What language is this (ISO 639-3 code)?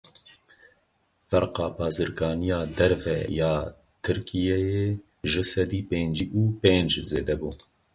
kur